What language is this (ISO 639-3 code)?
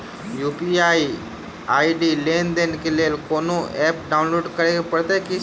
mai